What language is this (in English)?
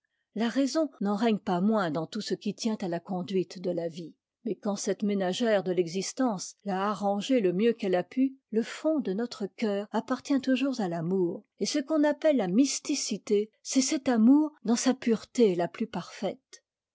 French